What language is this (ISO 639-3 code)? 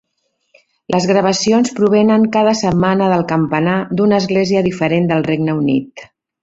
cat